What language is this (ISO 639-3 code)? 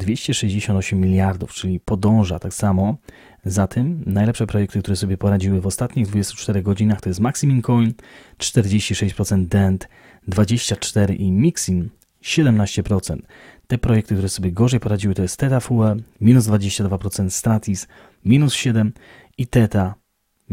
pol